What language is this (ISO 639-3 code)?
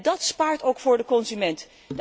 nld